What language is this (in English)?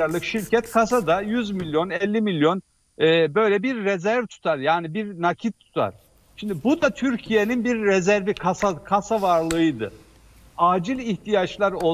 Turkish